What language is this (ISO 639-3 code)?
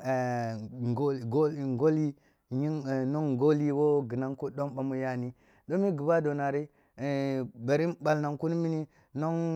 bbu